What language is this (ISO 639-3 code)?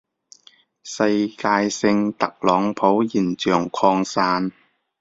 yue